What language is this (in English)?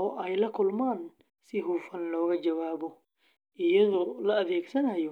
Somali